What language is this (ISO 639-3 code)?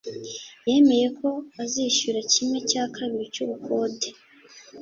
kin